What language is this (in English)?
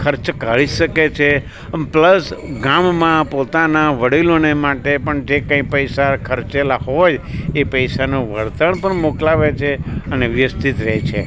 Gujarati